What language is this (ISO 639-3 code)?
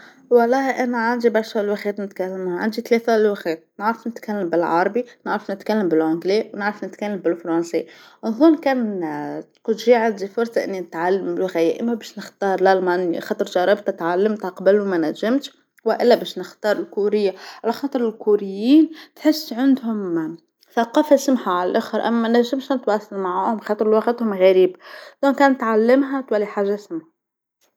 aeb